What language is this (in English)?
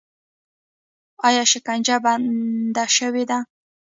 Pashto